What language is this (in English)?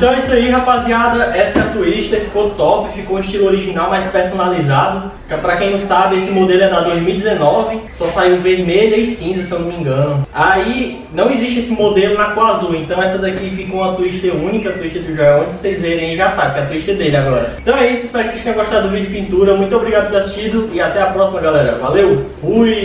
Portuguese